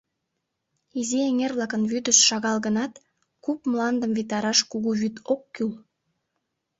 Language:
Mari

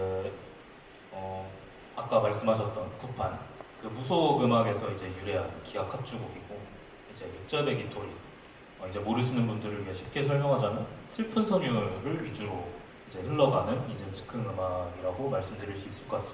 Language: Korean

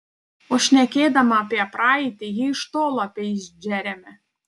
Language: Lithuanian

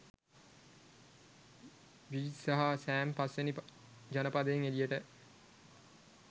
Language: Sinhala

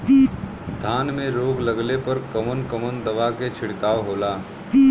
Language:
Bhojpuri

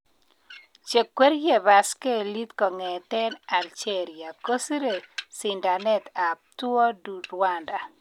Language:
Kalenjin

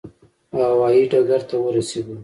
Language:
Pashto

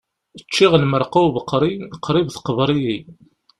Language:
Kabyle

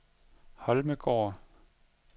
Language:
Danish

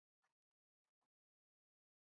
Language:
Basque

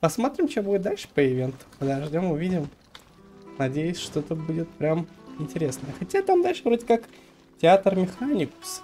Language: Russian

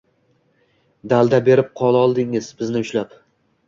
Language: Uzbek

